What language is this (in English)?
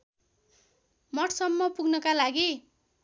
Nepali